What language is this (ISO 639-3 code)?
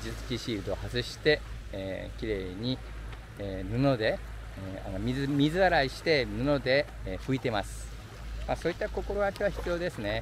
jpn